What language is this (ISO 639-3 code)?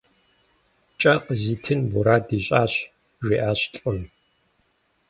kbd